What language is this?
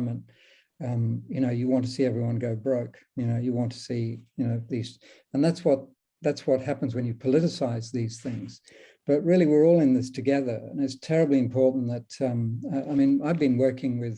English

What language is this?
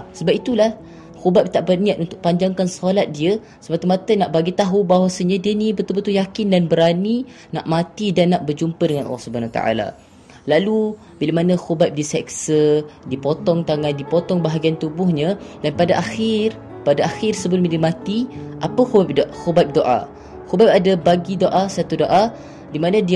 Malay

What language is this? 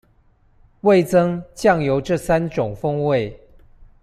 Chinese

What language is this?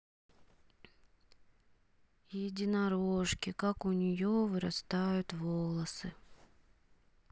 Russian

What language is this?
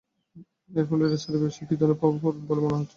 Bangla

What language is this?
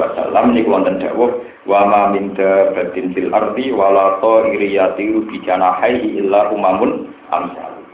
Indonesian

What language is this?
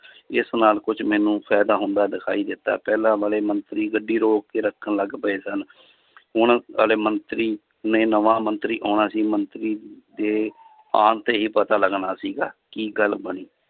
Punjabi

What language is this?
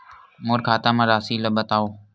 Chhattisgarhi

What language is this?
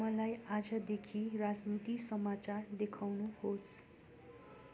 Nepali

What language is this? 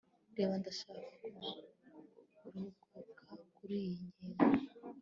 Kinyarwanda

